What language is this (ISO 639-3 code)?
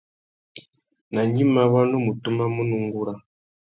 bag